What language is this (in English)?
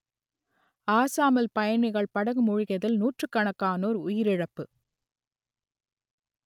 Tamil